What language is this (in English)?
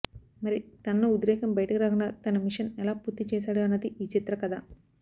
Telugu